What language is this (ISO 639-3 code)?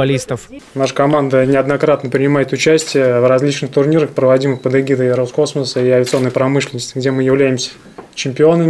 rus